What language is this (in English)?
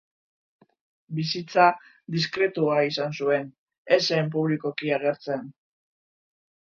Basque